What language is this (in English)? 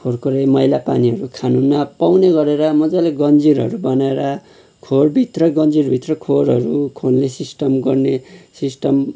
Nepali